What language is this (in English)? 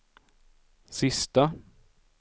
Swedish